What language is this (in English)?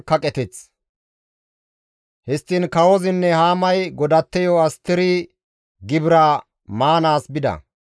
Gamo